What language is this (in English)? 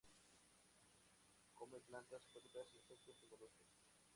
Spanish